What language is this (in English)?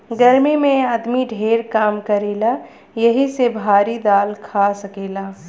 Bhojpuri